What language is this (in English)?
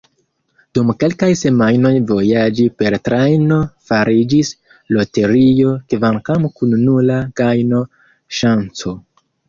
Esperanto